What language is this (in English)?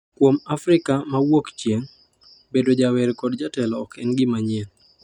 Luo (Kenya and Tanzania)